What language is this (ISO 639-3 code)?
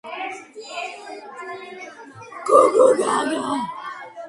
kat